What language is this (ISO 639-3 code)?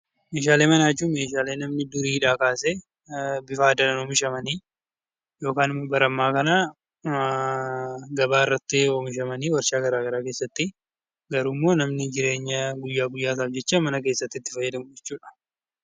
orm